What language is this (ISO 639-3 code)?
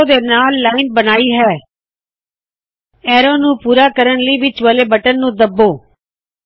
pan